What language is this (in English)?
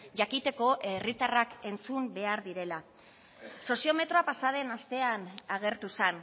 Basque